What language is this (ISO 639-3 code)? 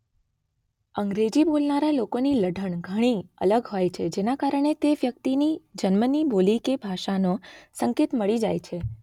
guj